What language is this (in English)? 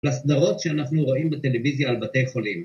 Hebrew